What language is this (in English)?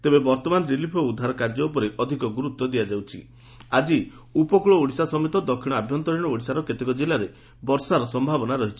Odia